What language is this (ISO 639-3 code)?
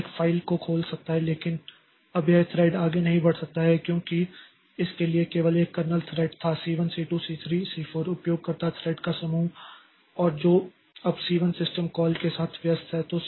hin